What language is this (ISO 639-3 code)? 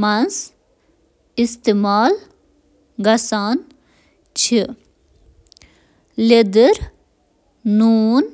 kas